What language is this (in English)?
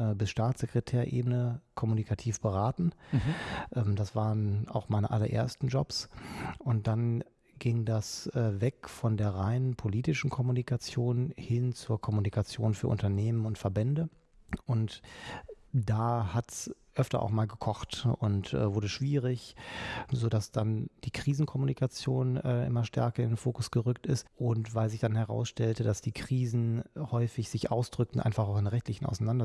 German